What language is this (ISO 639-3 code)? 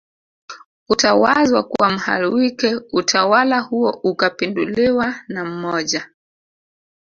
swa